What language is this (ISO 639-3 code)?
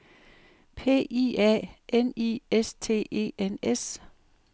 dan